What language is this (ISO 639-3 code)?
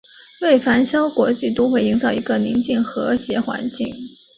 zho